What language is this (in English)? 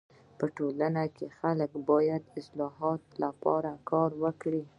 Pashto